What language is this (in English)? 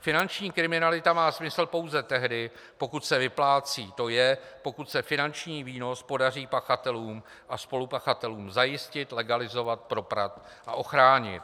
Czech